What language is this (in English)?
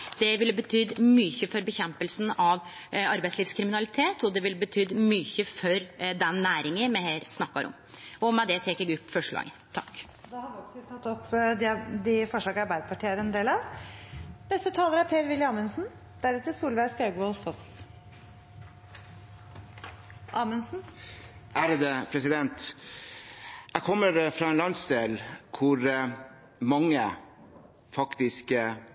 Norwegian